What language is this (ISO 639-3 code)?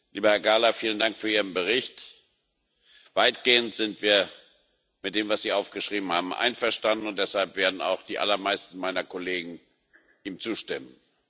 deu